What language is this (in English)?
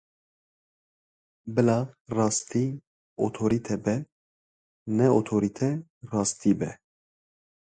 Kurdish